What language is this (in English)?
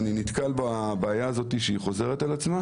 Hebrew